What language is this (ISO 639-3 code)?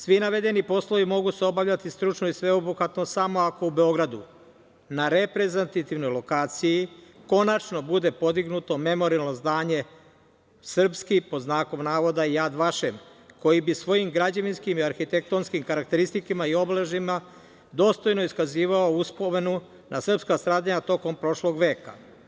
srp